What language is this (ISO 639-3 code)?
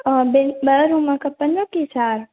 snd